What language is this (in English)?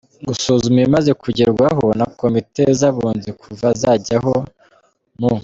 Kinyarwanda